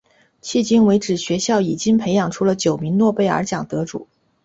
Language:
Chinese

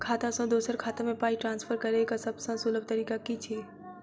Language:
Maithili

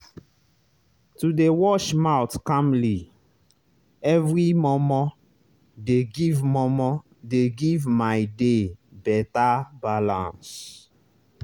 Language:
Nigerian Pidgin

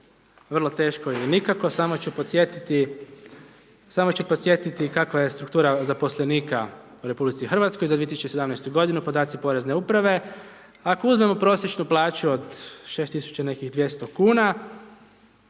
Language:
Croatian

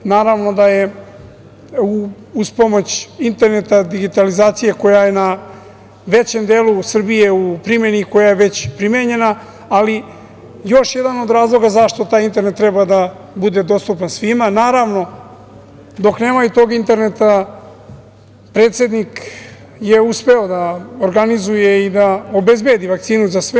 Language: Serbian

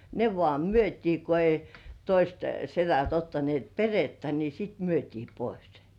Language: Finnish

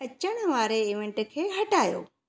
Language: Sindhi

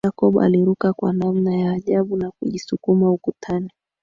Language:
Swahili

